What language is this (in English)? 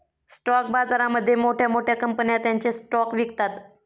Marathi